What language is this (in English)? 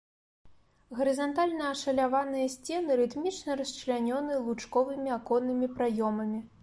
Belarusian